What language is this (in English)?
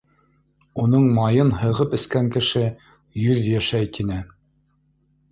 Bashkir